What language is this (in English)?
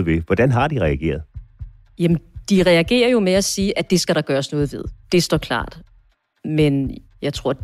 Danish